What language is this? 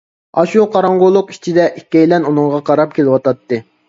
Uyghur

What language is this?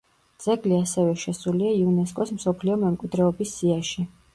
Georgian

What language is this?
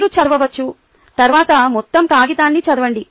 Telugu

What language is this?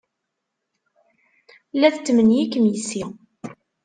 Kabyle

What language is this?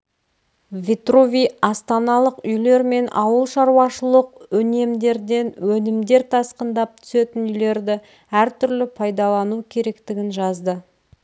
Kazakh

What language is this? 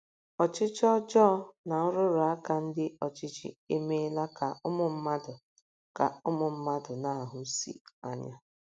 Igbo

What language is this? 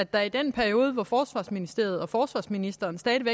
Danish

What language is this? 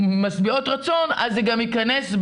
Hebrew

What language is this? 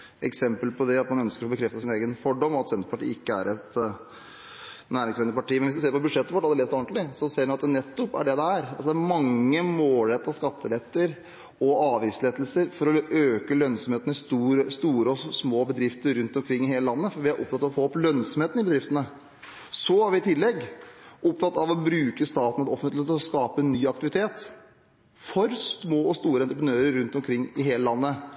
Norwegian Bokmål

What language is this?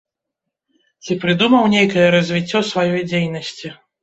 Belarusian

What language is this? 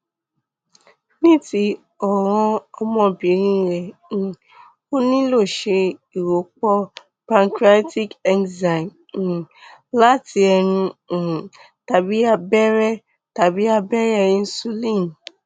Yoruba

